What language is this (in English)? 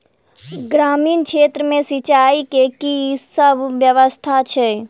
Maithili